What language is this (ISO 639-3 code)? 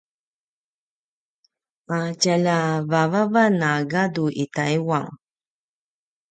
pwn